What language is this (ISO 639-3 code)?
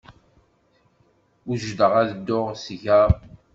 kab